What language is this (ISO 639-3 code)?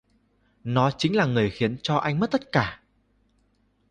vie